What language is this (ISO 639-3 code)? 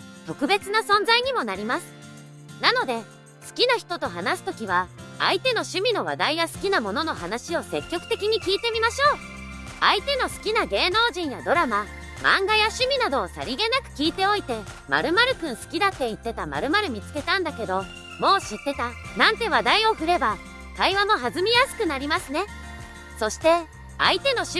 jpn